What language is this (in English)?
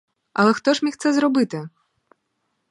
Ukrainian